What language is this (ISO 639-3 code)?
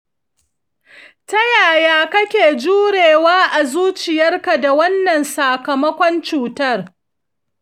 hau